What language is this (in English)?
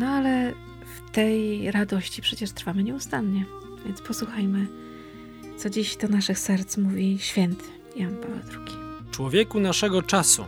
Polish